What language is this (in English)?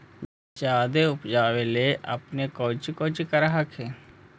Magahi